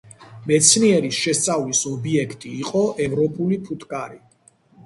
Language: Georgian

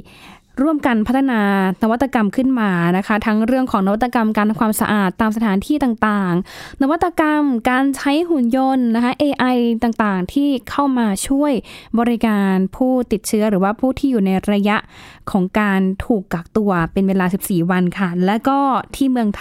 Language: Thai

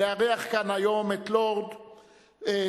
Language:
Hebrew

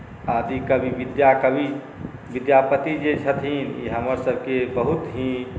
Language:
Maithili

